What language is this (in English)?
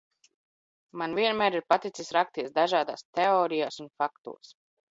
Latvian